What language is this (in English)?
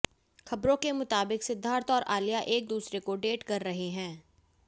Hindi